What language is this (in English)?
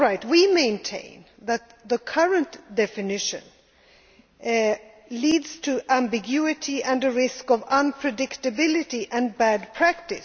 English